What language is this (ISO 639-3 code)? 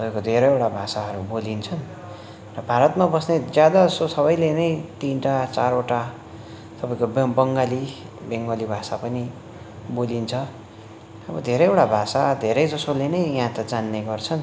nep